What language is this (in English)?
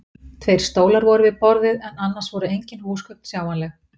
Icelandic